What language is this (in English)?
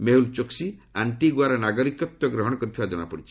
Odia